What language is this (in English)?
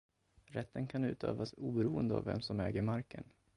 Swedish